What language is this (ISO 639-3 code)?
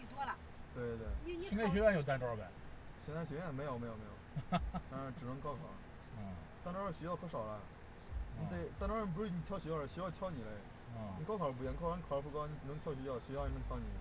zho